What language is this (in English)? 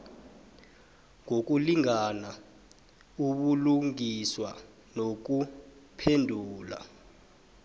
South Ndebele